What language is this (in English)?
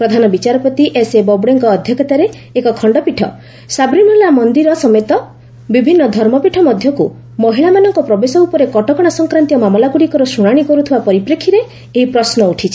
Odia